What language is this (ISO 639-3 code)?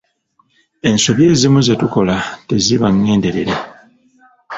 lug